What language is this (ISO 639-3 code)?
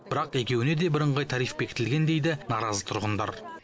kaz